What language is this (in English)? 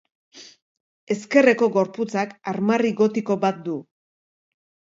Basque